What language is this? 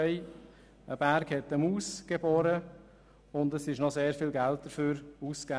Swiss German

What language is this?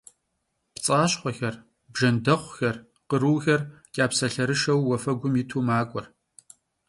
Kabardian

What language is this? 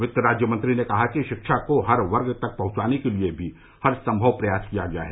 Hindi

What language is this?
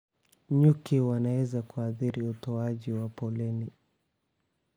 Somali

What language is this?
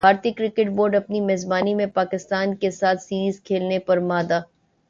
Urdu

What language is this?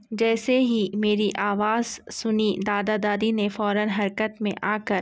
Urdu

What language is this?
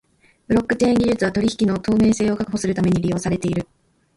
Japanese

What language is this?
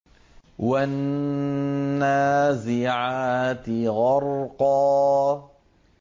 Arabic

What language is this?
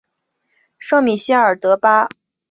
Chinese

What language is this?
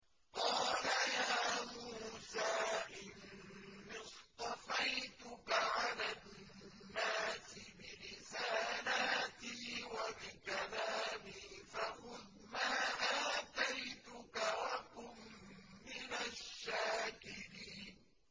Arabic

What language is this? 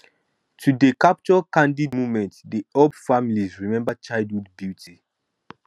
Nigerian Pidgin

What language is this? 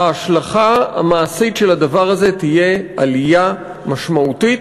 Hebrew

